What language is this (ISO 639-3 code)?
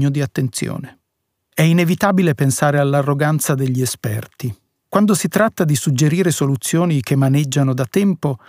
ita